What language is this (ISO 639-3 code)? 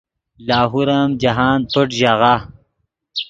ydg